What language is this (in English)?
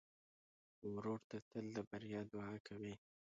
Pashto